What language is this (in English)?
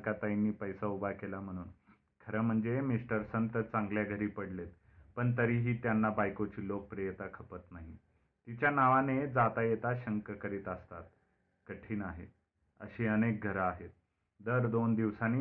Marathi